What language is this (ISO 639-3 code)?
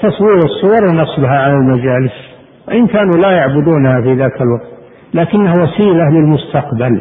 ara